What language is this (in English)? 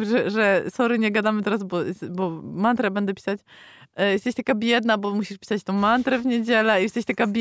Polish